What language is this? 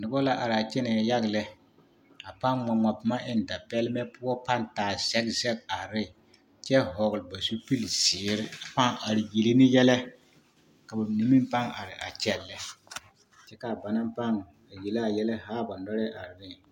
Southern Dagaare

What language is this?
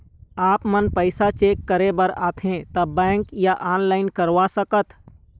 Chhattisgarhi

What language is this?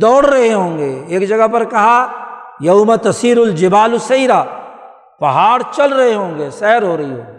Urdu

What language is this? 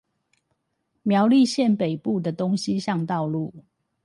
Chinese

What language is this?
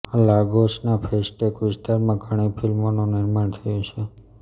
Gujarati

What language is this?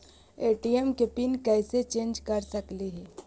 Magahi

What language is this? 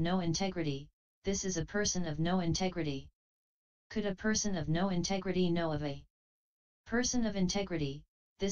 English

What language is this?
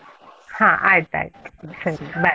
Kannada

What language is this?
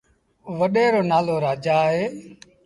Sindhi Bhil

